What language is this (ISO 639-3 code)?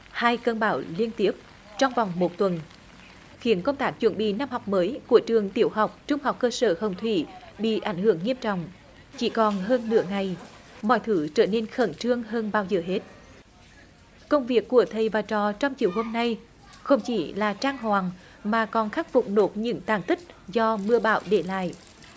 vie